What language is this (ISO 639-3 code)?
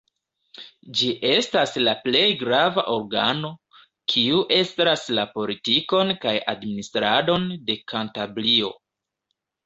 epo